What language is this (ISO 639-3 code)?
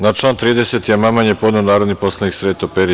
srp